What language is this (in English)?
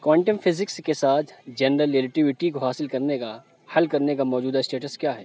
Urdu